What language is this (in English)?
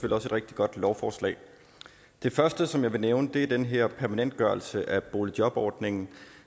Danish